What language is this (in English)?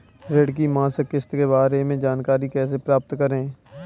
Hindi